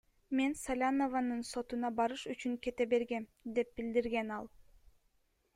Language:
Kyrgyz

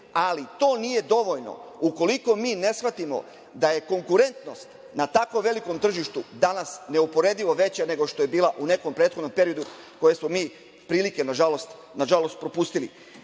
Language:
Serbian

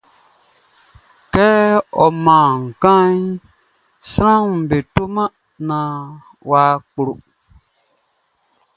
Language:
Baoulé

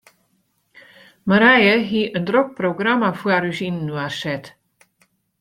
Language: Western Frisian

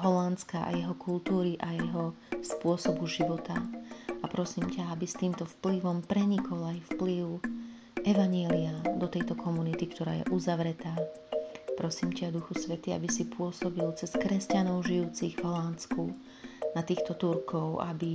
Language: Slovak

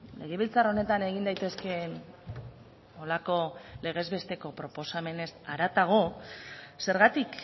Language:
Basque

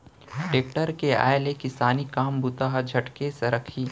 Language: Chhattisgarhi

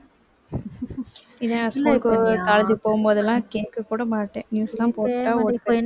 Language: Tamil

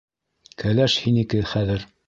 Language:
Bashkir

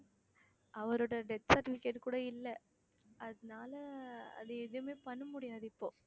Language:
Tamil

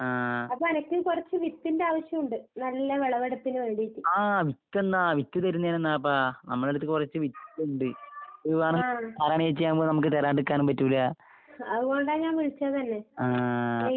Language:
Malayalam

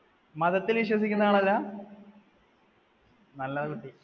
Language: Malayalam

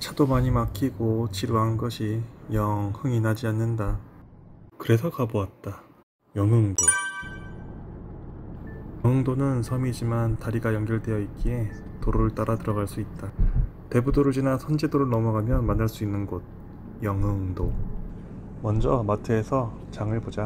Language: Korean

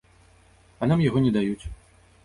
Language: Belarusian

